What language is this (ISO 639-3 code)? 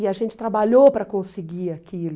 por